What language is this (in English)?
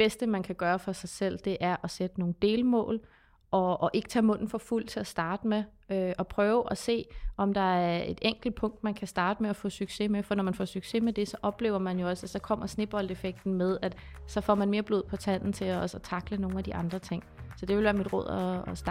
Danish